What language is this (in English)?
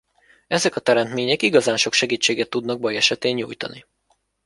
Hungarian